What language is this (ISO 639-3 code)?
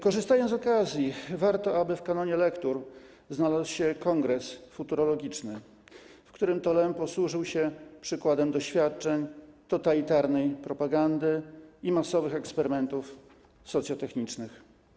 pol